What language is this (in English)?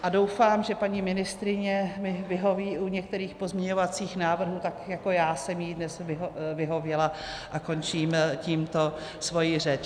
Czech